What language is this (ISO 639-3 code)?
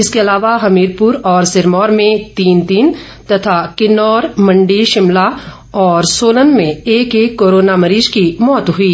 hin